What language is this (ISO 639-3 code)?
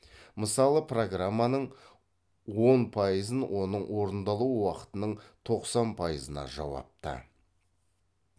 kaz